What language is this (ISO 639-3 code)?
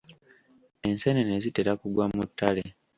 lug